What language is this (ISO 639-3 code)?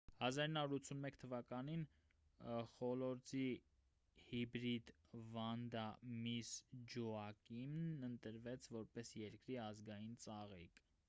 hye